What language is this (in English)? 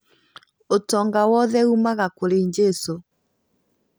Kikuyu